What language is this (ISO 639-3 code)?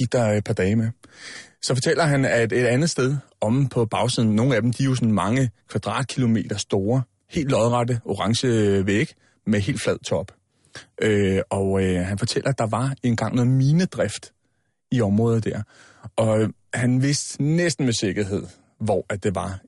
dan